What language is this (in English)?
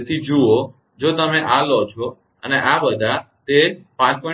Gujarati